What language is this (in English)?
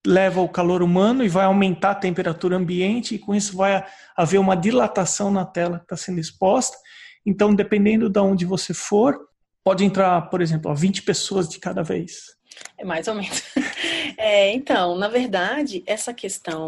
Portuguese